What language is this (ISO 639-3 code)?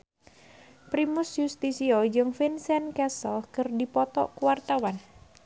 sun